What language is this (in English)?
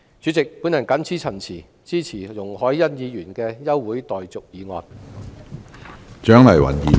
Cantonese